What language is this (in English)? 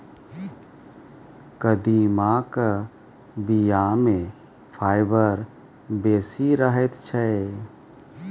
Maithili